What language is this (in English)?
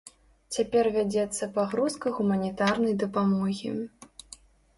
Belarusian